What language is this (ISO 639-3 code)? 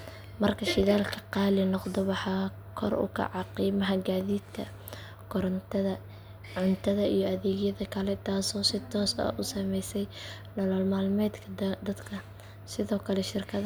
som